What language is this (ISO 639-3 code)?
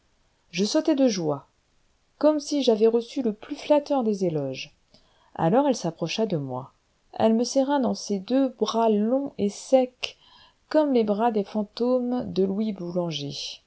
fra